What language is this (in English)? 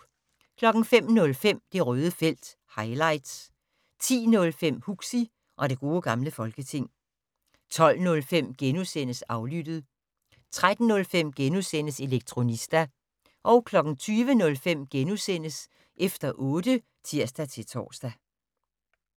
Danish